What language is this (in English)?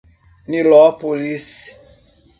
Portuguese